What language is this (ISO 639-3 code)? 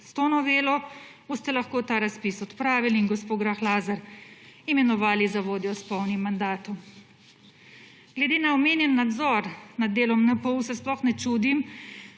slv